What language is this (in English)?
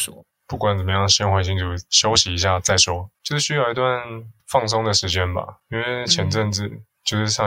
Chinese